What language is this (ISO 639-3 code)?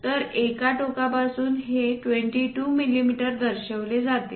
mar